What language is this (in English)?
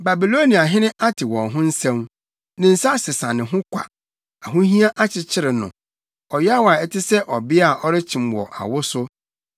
Akan